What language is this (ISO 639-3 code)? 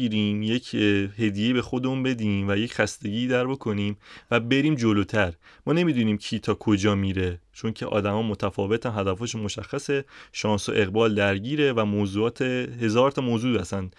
fas